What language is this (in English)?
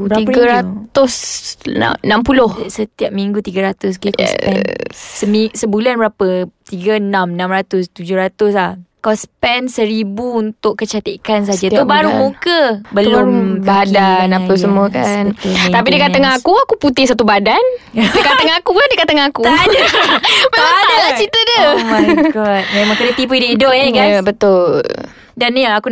Malay